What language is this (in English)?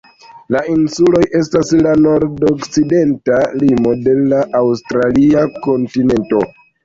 Esperanto